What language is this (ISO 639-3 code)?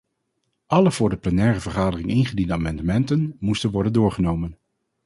nld